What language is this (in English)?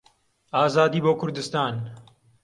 Central Kurdish